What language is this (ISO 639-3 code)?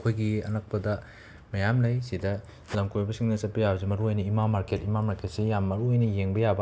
mni